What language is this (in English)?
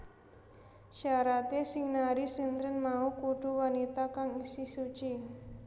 Javanese